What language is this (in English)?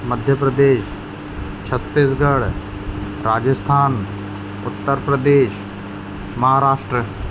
Sindhi